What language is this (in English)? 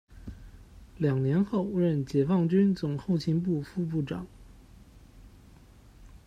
Chinese